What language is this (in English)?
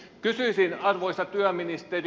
Finnish